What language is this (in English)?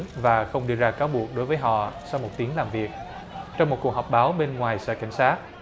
Vietnamese